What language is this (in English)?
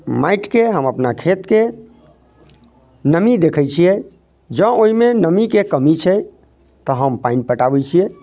Maithili